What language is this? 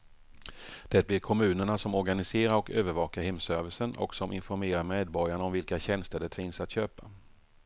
Swedish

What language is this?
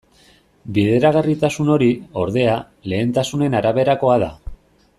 Basque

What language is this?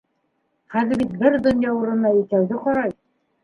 Bashkir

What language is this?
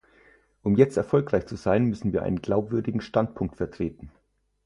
German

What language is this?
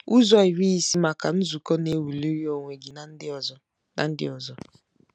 Igbo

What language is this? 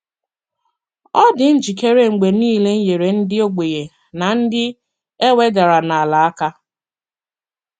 Igbo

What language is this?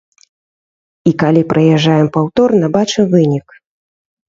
Belarusian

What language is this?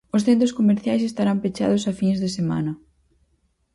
Galician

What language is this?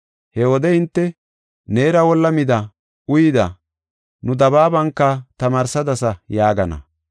Gofa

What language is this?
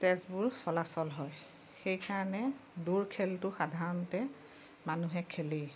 Assamese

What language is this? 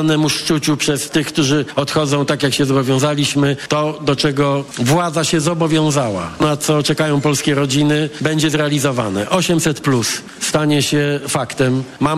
Polish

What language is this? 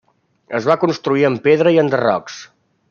Catalan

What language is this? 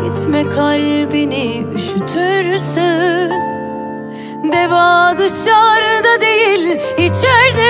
Turkish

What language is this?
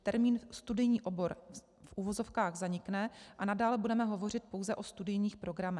Czech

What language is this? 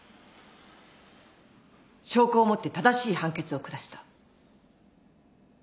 Japanese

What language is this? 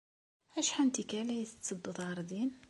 Kabyle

